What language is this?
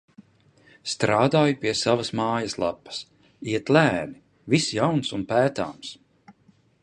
Latvian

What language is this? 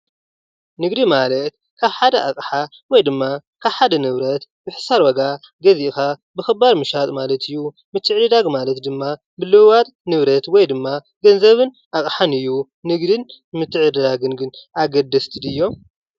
Tigrinya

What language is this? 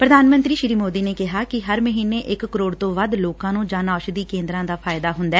Punjabi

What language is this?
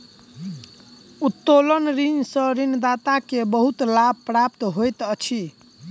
Maithili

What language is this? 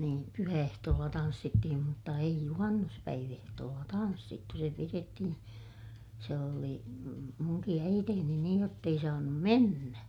Finnish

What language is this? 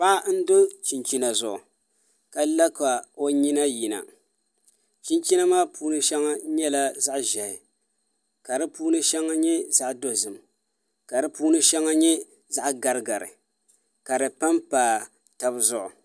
Dagbani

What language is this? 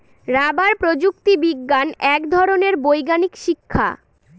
Bangla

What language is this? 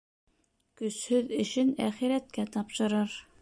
Bashkir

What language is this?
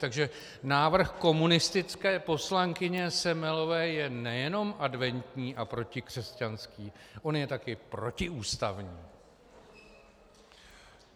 Czech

